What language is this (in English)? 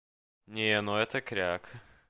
Russian